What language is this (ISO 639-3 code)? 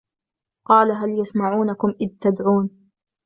ara